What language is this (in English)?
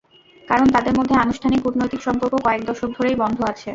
Bangla